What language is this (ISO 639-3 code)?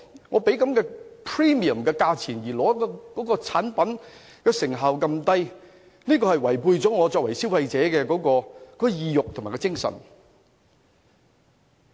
yue